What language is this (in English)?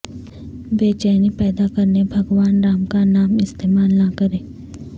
Urdu